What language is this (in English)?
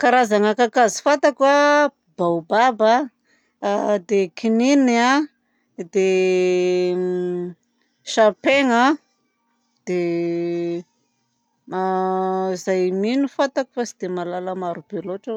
Southern Betsimisaraka Malagasy